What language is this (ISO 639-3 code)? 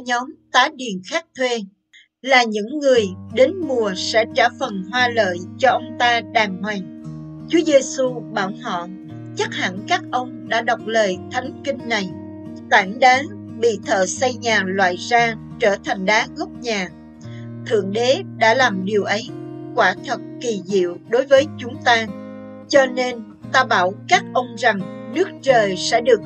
vie